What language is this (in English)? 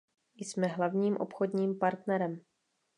Czech